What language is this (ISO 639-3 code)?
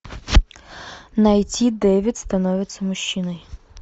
rus